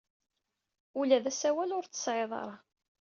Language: Kabyle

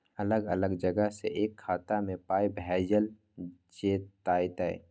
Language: Maithili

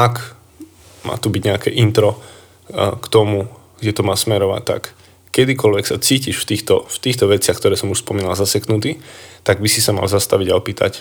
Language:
Slovak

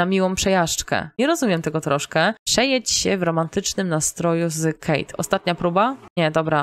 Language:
Polish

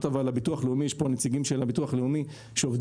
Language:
Hebrew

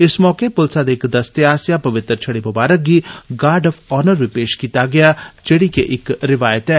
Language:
Dogri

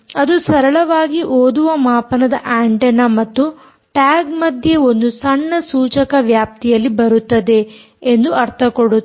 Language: Kannada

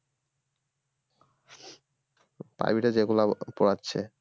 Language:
Bangla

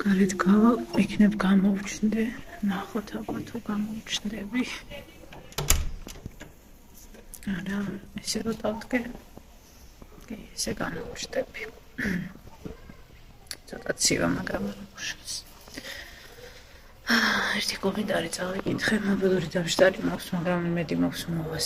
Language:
Romanian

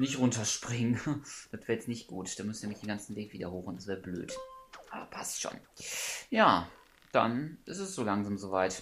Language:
German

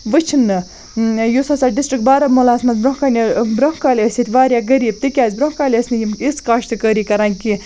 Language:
Kashmiri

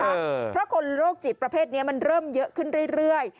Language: Thai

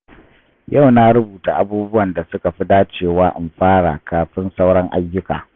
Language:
Hausa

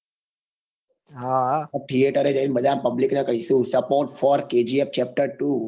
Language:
Gujarati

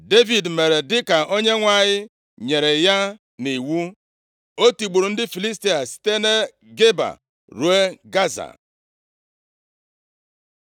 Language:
Igbo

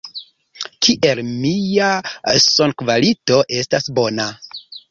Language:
Esperanto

